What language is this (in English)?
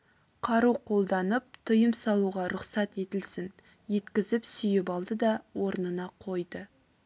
Kazakh